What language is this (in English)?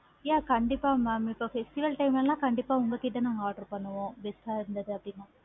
Tamil